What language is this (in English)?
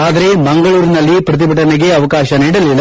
Kannada